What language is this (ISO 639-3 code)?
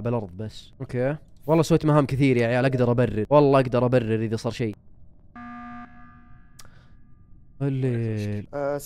ara